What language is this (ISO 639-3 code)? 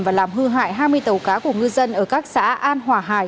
vie